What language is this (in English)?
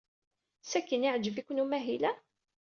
Kabyle